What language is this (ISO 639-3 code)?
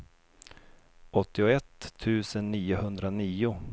swe